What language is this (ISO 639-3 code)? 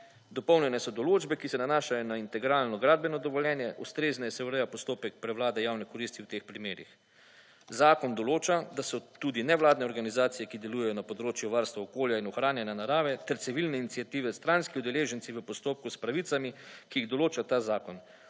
slv